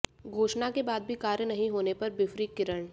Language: Hindi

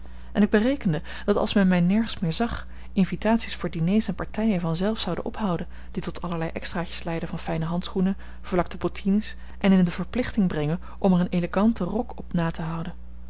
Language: Dutch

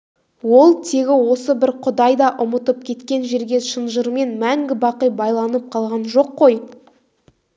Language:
Kazakh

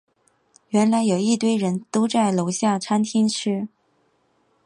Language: Chinese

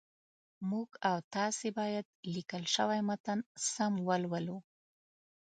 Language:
Pashto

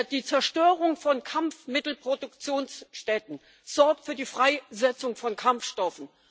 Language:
German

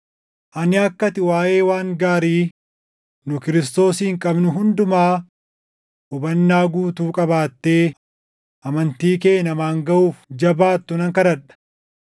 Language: Oromo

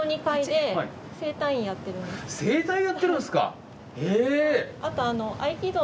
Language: Japanese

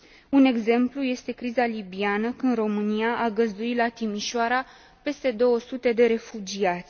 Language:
Romanian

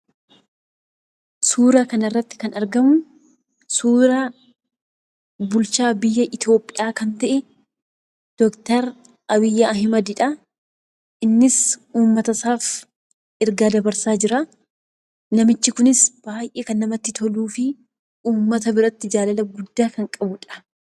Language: Oromo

